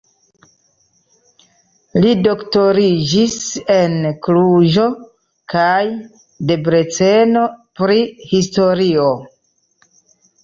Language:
Esperanto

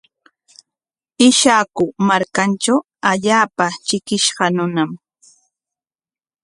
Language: Corongo Ancash Quechua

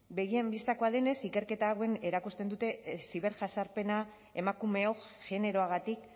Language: Basque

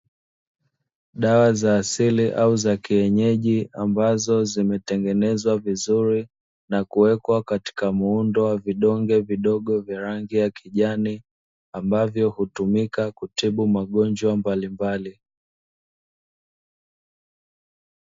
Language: Swahili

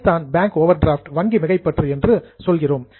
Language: Tamil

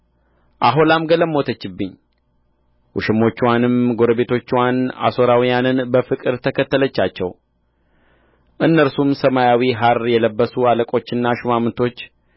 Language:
Amharic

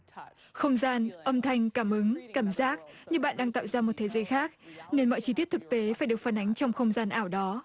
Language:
Vietnamese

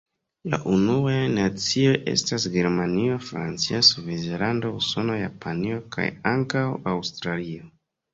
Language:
Esperanto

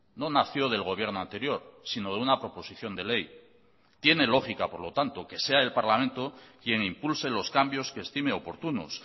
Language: Spanish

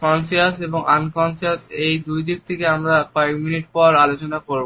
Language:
Bangla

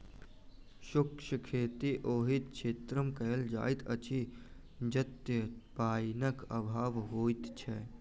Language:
Maithili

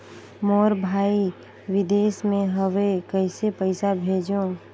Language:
Chhattisgarhi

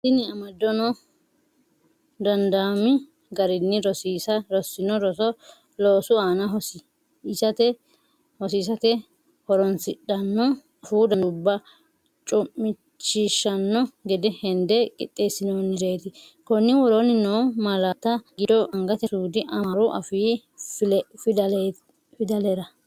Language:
Sidamo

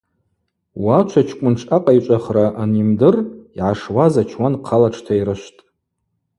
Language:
Abaza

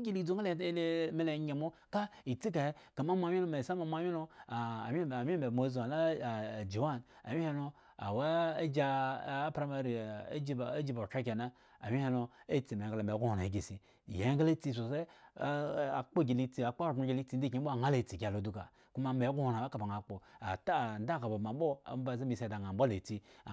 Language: Eggon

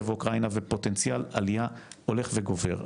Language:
Hebrew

